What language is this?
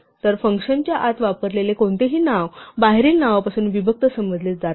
Marathi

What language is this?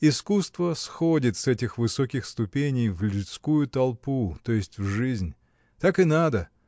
Russian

